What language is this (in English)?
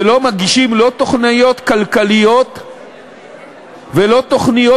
Hebrew